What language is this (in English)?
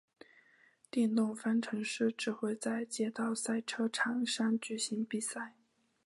Chinese